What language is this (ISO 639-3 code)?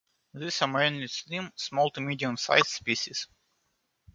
eng